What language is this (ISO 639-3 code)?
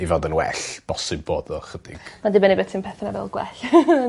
cym